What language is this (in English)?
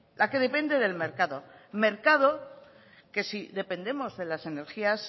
Spanish